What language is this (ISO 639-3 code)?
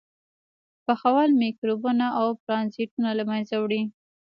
pus